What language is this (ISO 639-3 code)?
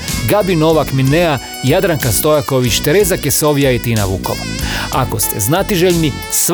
hrv